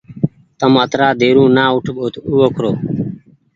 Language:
Goaria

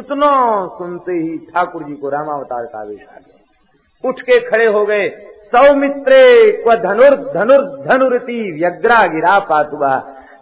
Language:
Hindi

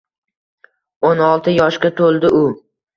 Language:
Uzbek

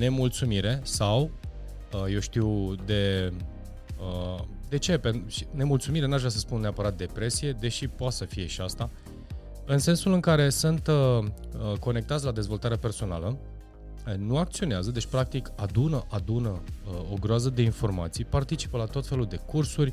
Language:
Romanian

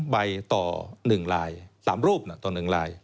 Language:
Thai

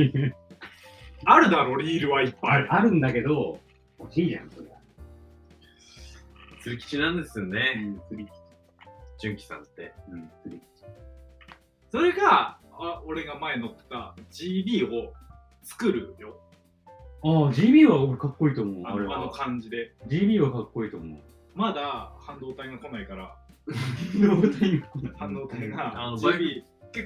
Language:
Japanese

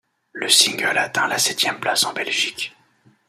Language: French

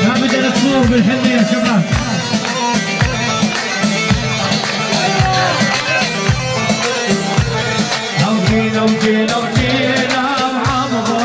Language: Arabic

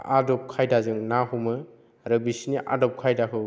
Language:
Bodo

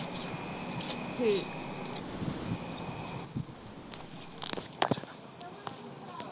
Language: Punjabi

